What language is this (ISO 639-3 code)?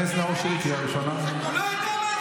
heb